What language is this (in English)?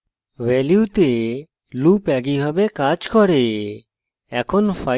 Bangla